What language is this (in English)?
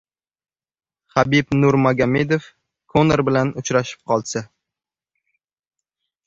Uzbek